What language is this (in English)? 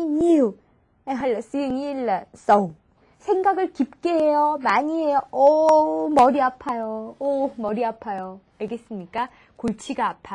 Korean